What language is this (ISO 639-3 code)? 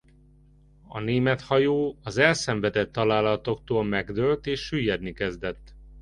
hun